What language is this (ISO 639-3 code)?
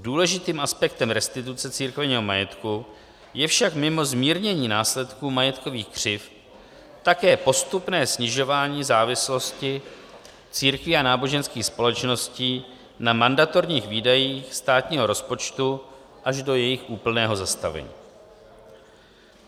ces